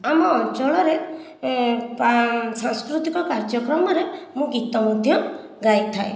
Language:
Odia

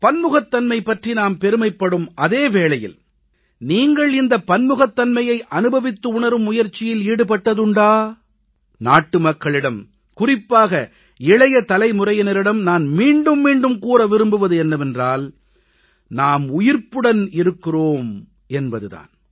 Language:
Tamil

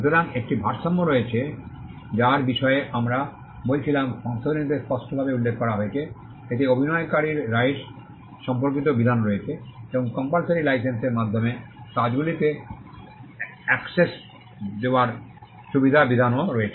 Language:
Bangla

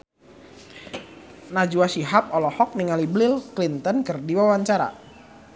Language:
Sundanese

